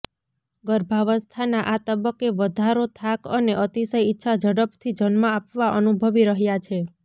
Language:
Gujarati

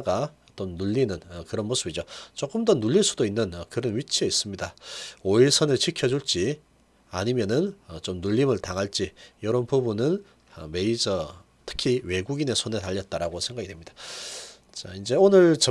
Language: Korean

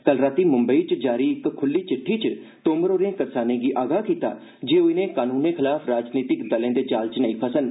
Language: Dogri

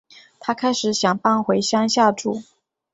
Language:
Chinese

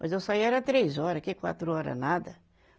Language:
Portuguese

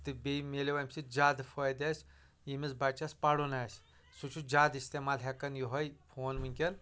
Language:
Kashmiri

